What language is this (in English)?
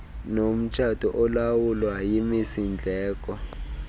Xhosa